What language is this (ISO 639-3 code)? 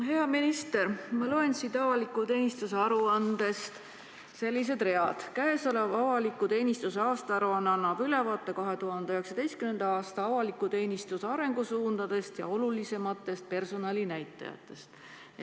est